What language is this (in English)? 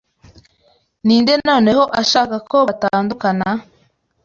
Kinyarwanda